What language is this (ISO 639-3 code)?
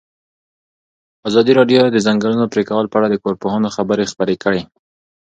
pus